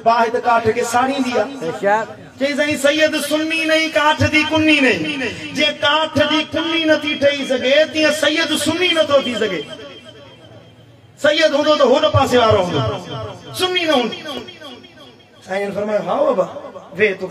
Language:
Arabic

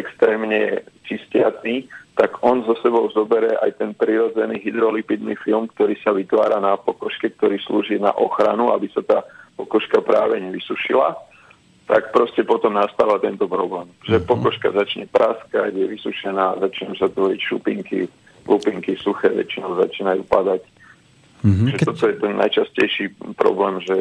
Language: Slovak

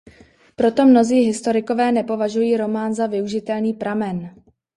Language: Czech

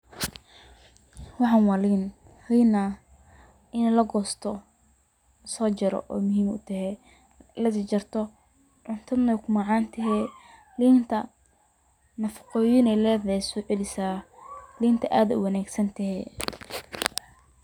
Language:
Somali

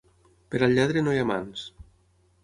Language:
Catalan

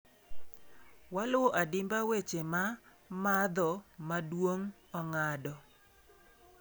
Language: Luo (Kenya and Tanzania)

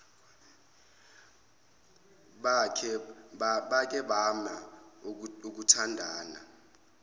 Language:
Zulu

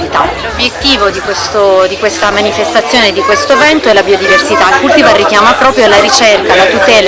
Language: Italian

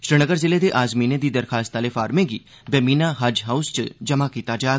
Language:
Dogri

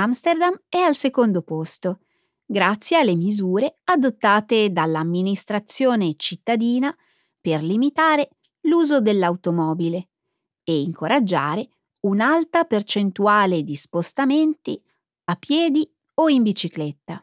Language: Italian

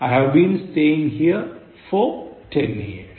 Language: Malayalam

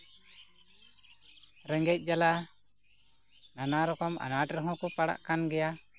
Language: Santali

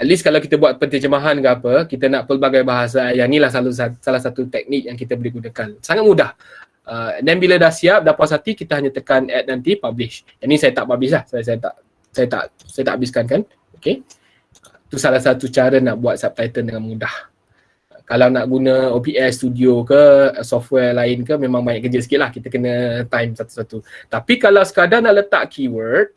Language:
Malay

